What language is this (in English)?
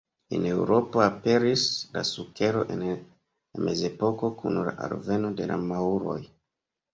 Esperanto